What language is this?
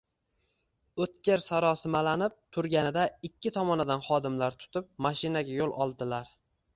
Uzbek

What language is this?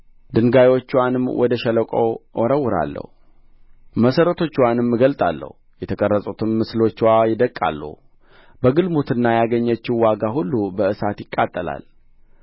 Amharic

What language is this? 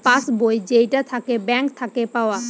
Bangla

